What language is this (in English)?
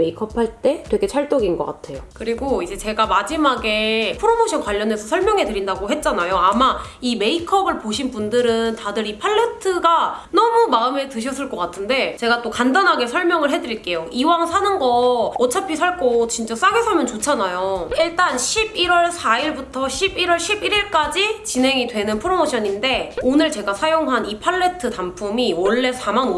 Korean